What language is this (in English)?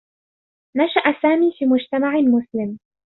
Arabic